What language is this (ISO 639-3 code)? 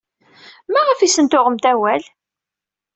kab